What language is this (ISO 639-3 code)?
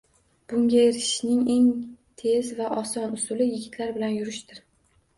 uzb